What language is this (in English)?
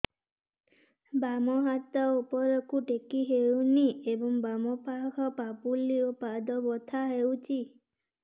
Odia